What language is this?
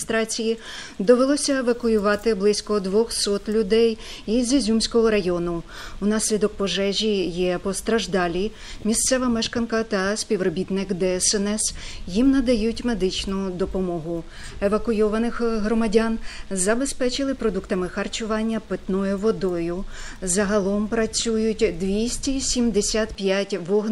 Ukrainian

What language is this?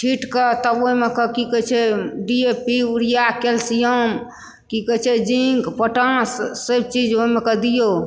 Maithili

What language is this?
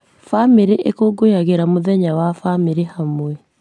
Kikuyu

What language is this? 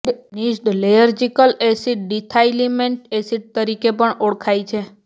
Gujarati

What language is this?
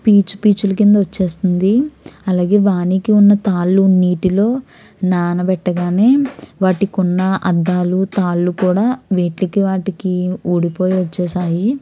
Telugu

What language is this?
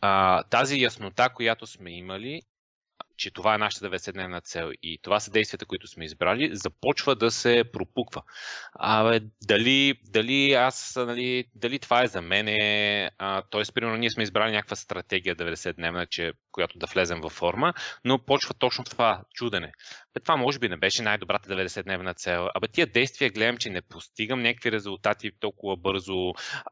Bulgarian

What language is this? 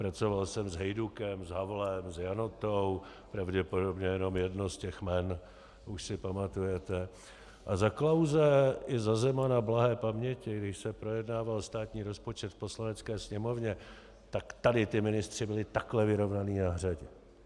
Czech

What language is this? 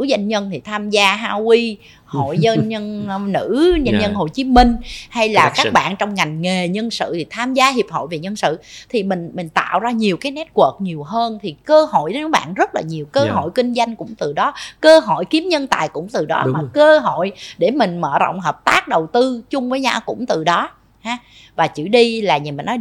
Vietnamese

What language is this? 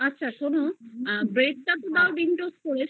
Bangla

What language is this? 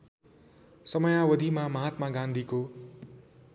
Nepali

